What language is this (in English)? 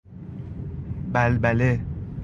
Persian